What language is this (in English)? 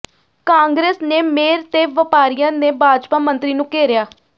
Punjabi